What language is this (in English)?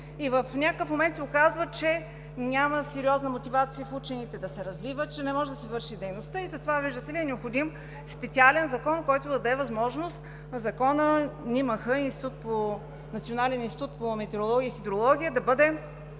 Bulgarian